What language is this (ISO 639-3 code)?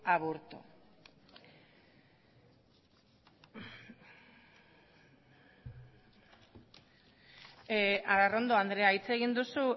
eus